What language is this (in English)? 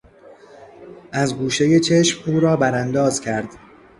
Persian